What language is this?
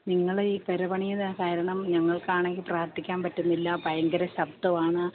Malayalam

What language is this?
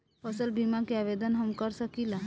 Bhojpuri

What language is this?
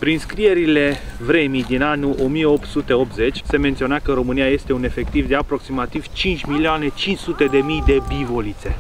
Romanian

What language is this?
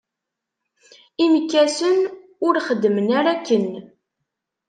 Kabyle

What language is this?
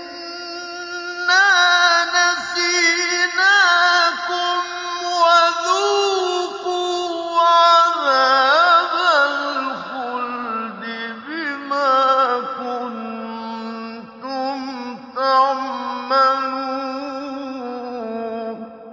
Arabic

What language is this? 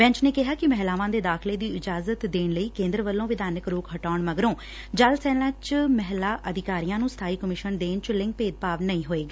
Punjabi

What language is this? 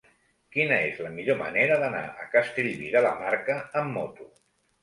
Catalan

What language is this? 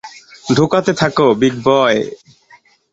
Bangla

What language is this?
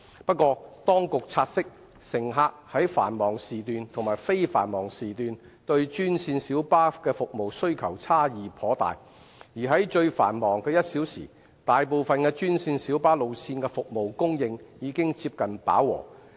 Cantonese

